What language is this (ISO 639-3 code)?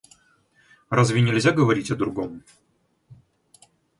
rus